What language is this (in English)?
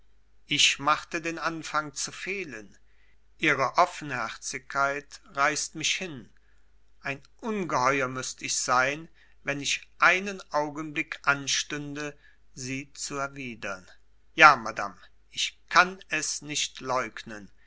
German